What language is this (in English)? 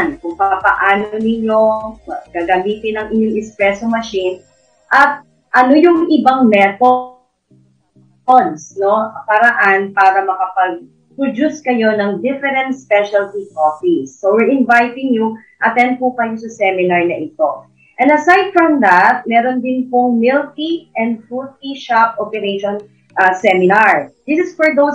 Filipino